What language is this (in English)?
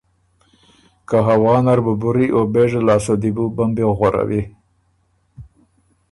Ormuri